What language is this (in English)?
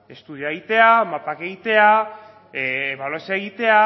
Basque